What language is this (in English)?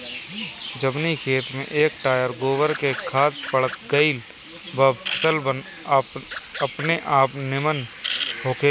Bhojpuri